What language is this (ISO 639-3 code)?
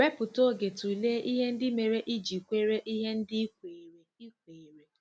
ibo